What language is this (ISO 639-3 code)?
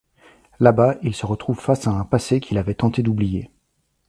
fra